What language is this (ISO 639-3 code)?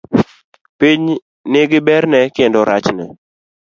luo